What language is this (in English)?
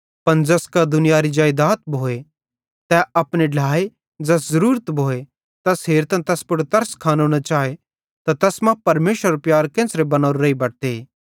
Bhadrawahi